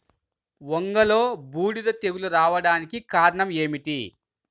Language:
Telugu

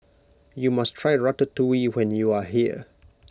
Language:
English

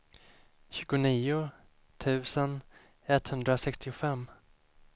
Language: Swedish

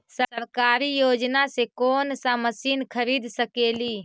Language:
Magahi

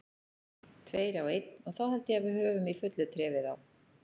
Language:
Icelandic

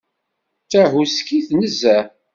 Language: Kabyle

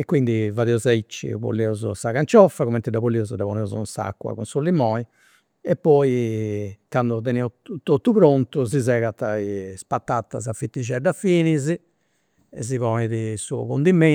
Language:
Campidanese Sardinian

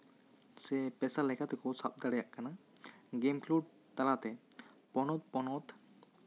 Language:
Santali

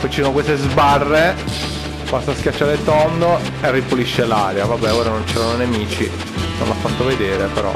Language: Italian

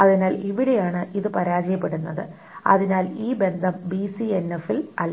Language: Malayalam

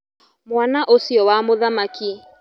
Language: Kikuyu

